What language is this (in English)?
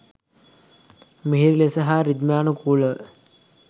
Sinhala